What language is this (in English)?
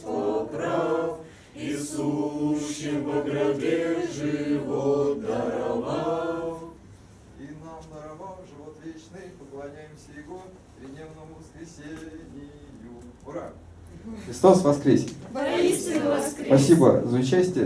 Russian